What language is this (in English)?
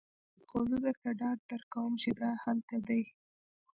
Pashto